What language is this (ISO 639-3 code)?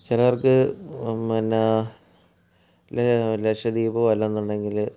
mal